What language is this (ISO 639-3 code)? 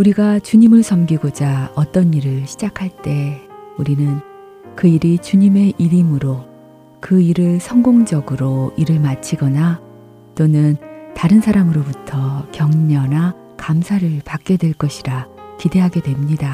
kor